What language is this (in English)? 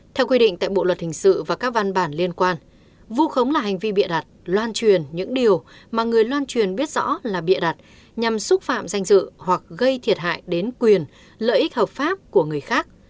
Vietnamese